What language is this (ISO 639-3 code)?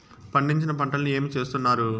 tel